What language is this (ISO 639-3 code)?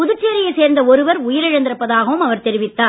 tam